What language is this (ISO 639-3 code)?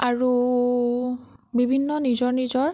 asm